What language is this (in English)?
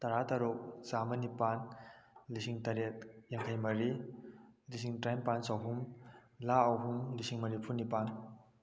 Manipuri